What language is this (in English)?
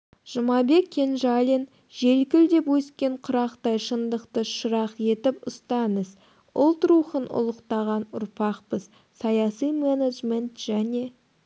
Kazakh